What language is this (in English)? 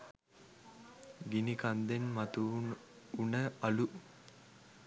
Sinhala